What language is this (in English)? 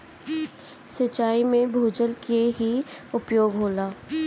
Bhojpuri